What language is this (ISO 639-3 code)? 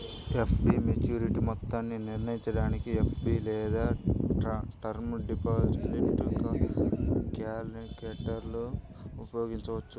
tel